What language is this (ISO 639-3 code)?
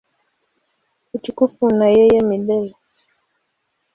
swa